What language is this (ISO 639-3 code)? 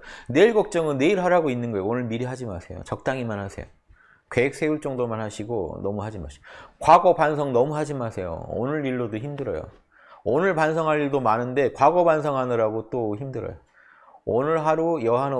kor